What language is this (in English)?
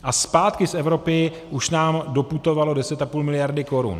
Czech